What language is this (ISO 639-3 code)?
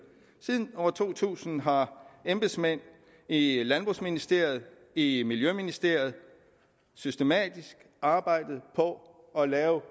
dan